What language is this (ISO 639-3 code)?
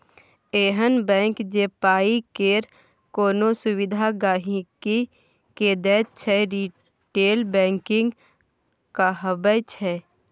mai